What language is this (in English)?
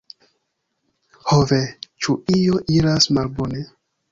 Esperanto